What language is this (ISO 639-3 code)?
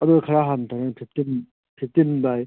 mni